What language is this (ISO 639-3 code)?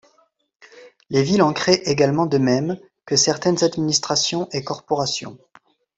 fra